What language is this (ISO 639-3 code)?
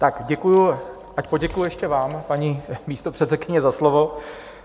ces